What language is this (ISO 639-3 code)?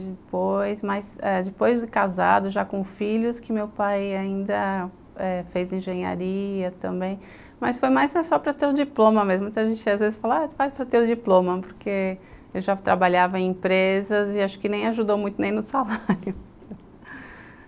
por